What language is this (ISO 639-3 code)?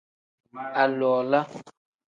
kdh